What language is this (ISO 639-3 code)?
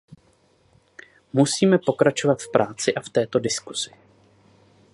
ces